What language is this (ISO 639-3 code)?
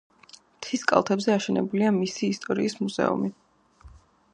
kat